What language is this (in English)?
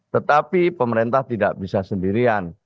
Indonesian